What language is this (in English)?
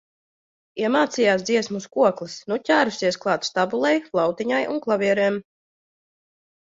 Latvian